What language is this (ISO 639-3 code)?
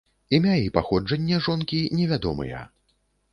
bel